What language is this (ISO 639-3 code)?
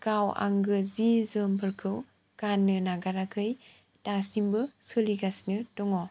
brx